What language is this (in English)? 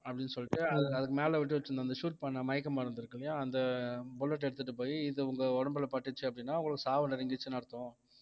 Tamil